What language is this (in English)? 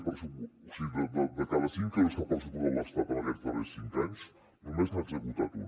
Catalan